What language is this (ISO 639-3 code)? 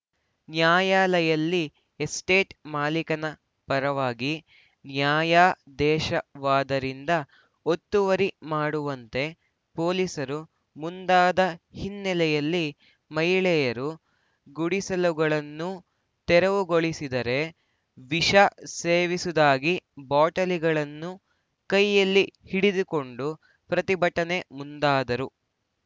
kan